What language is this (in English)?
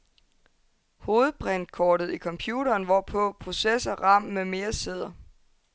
Danish